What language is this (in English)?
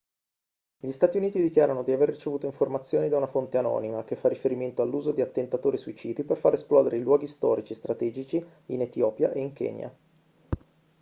Italian